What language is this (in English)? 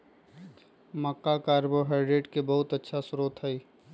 Magahi